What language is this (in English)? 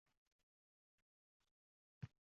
Uzbek